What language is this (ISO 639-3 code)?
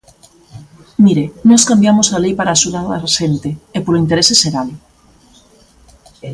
glg